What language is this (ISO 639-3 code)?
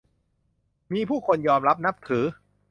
tha